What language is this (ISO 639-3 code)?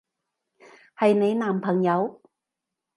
yue